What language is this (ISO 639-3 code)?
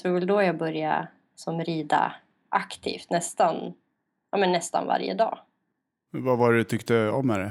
swe